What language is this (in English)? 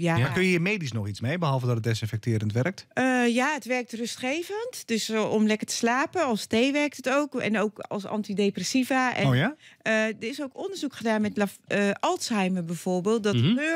Dutch